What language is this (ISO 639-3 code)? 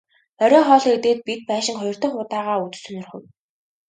mon